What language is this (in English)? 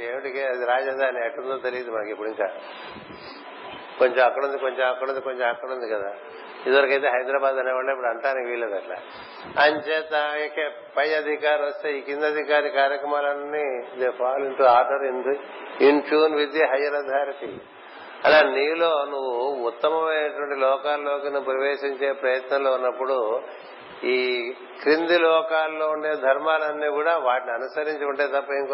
Telugu